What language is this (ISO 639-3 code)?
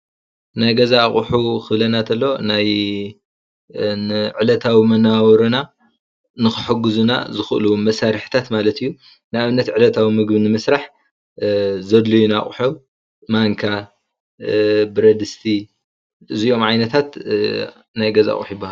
tir